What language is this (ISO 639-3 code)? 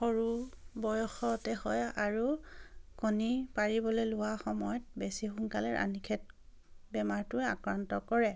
asm